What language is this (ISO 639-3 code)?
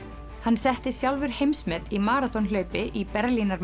isl